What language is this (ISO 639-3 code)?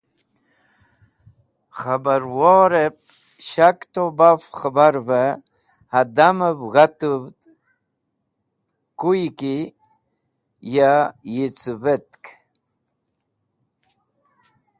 wbl